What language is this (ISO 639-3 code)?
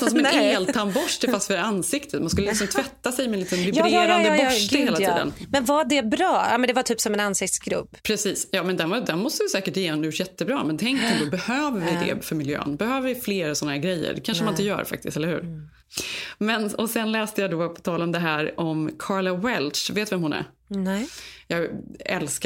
swe